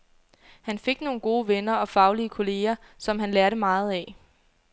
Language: Danish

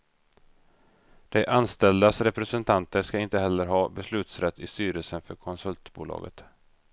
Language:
Swedish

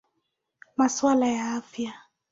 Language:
Swahili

